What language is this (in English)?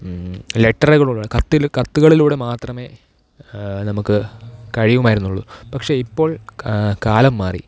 Malayalam